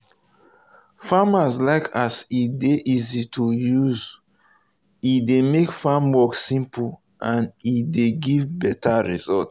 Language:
Nigerian Pidgin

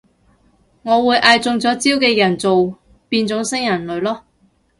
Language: Cantonese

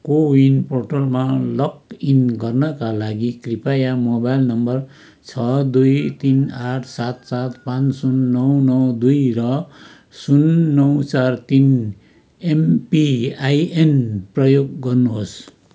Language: Nepali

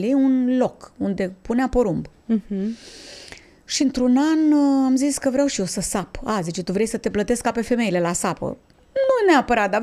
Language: Romanian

